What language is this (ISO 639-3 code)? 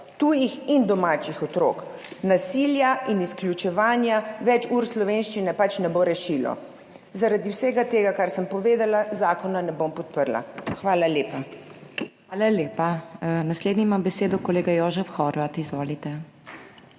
slv